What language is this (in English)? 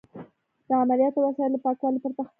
Pashto